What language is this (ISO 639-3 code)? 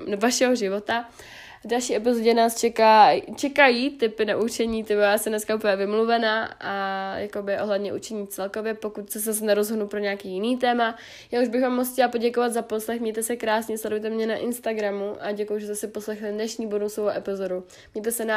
ces